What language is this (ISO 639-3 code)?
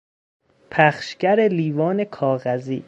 fas